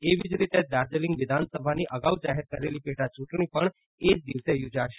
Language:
Gujarati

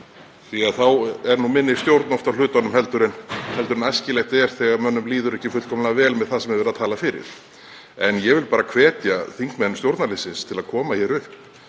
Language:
Icelandic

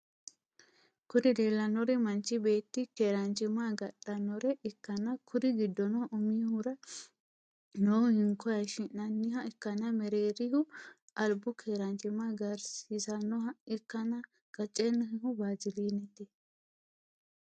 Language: Sidamo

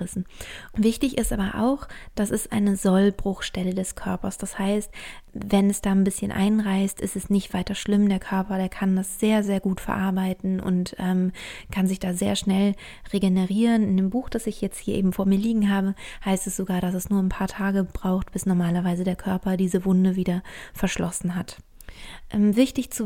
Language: German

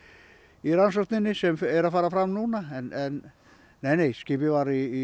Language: Icelandic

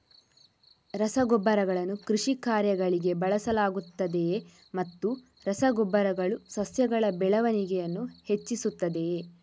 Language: Kannada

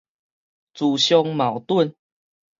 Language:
Min Nan Chinese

